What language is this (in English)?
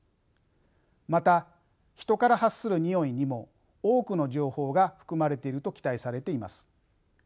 Japanese